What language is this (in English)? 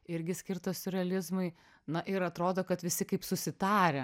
Lithuanian